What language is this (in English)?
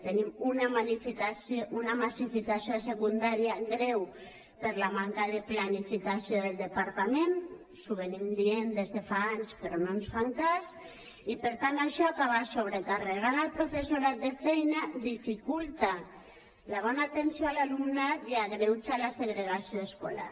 Catalan